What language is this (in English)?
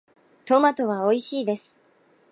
Japanese